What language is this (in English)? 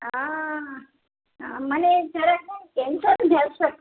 Gujarati